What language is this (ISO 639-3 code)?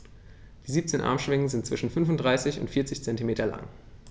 deu